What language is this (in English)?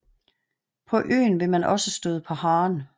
Danish